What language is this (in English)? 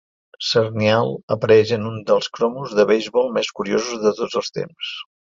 Catalan